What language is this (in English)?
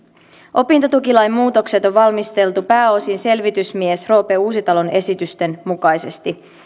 Finnish